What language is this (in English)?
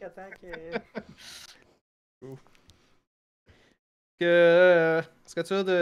French